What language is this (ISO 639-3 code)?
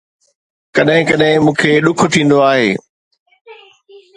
snd